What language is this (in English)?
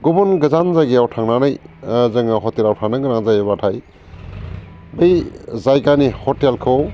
Bodo